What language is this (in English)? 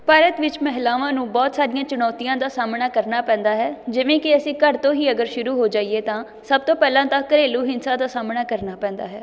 Punjabi